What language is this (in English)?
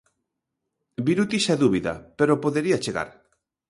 Galician